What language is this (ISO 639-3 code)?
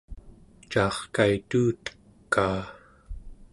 esu